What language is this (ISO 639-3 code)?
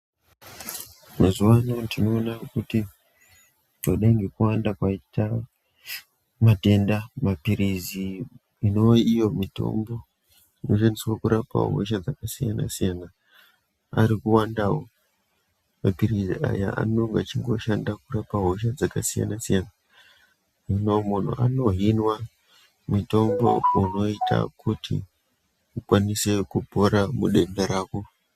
ndc